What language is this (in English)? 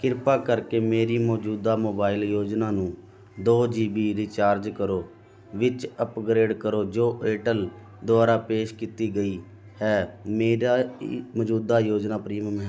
Punjabi